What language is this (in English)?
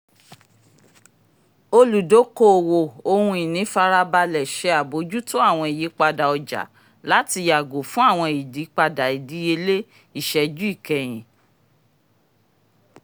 Yoruba